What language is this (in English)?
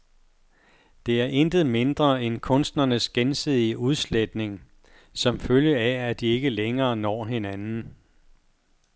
Danish